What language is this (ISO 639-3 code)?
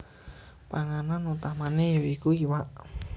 jav